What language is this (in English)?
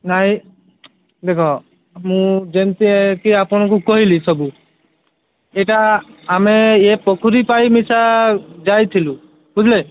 Odia